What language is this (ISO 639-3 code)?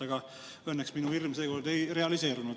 est